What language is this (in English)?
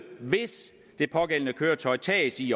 Danish